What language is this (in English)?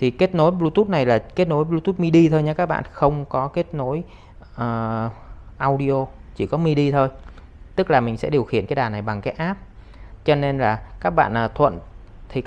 Vietnamese